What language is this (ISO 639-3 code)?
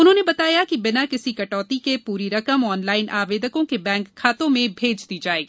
hin